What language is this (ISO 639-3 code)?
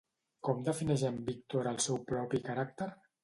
cat